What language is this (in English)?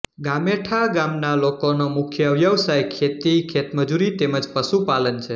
Gujarati